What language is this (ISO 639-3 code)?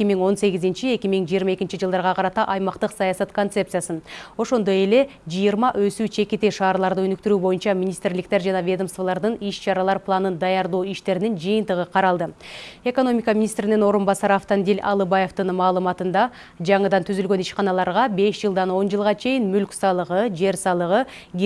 rus